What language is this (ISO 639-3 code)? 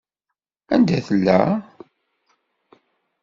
kab